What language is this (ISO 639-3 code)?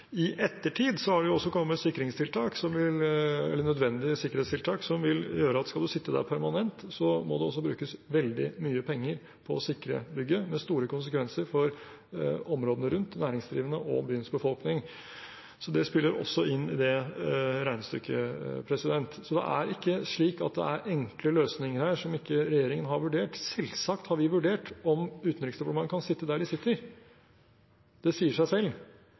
nob